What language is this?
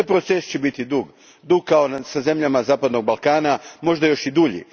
Croatian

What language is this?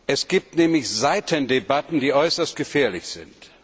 German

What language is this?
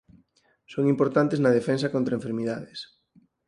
Galician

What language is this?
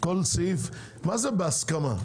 Hebrew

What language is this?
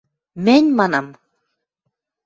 Western Mari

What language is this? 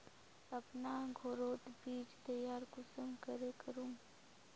Magahi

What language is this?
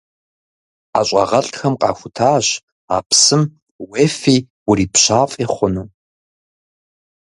Kabardian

